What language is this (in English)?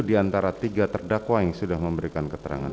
Indonesian